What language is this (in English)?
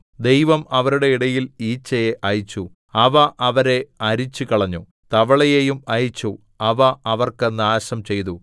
Malayalam